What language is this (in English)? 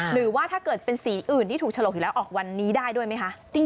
Thai